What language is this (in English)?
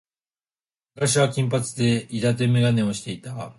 Japanese